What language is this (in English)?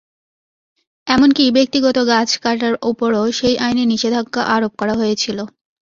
Bangla